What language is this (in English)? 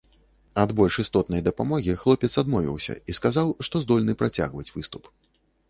Belarusian